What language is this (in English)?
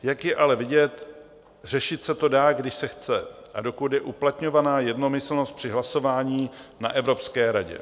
Czech